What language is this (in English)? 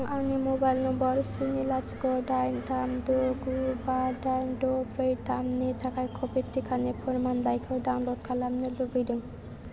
Bodo